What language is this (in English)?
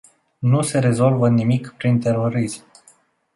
Romanian